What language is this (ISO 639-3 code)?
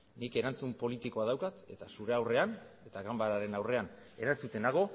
eus